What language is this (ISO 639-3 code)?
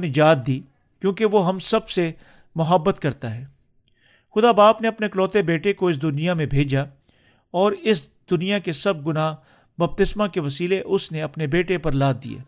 urd